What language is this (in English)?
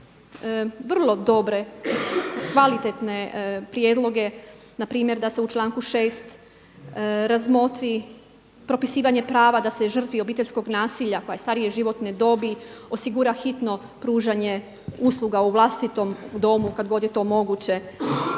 Croatian